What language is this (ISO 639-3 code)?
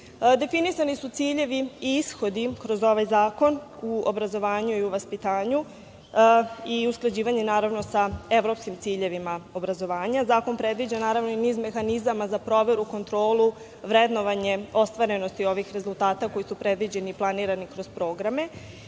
srp